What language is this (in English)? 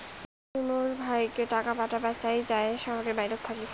Bangla